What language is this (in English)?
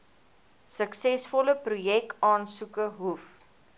Afrikaans